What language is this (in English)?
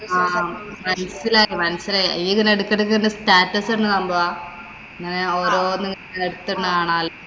Malayalam